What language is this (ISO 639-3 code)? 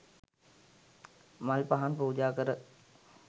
sin